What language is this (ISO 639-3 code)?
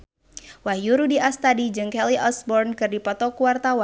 sun